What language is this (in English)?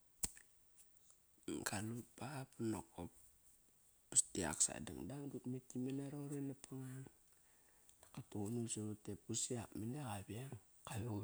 Kairak